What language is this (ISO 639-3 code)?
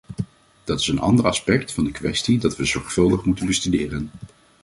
nld